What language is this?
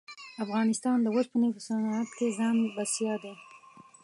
Pashto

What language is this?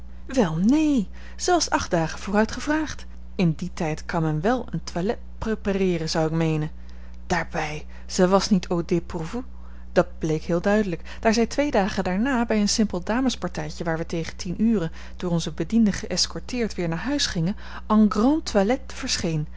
Dutch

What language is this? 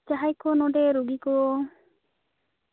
Santali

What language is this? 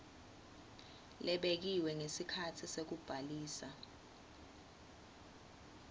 Swati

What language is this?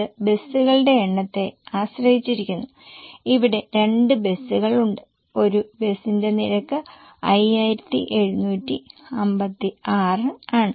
Malayalam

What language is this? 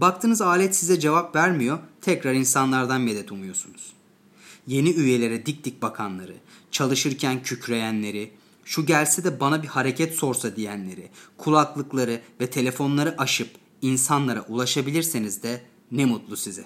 Turkish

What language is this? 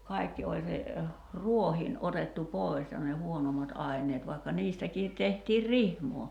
Finnish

